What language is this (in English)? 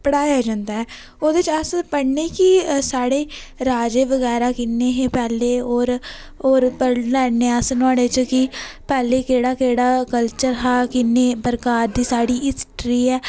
Dogri